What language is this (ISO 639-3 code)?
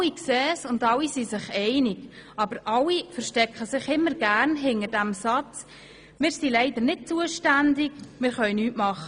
gsw